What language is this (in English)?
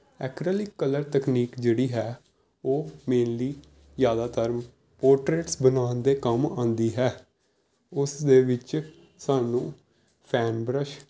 Punjabi